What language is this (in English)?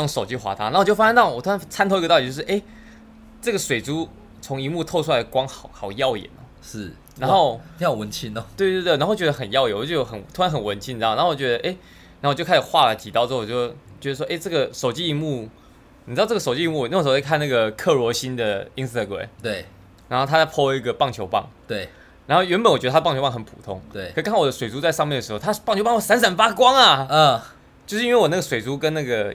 Chinese